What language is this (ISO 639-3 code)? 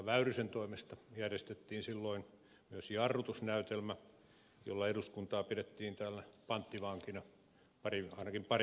fin